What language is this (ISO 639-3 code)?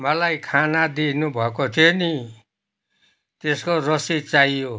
nep